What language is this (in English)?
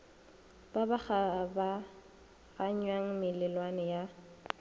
Northern Sotho